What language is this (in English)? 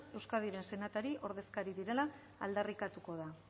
Basque